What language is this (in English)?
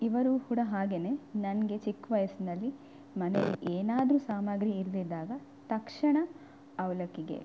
Kannada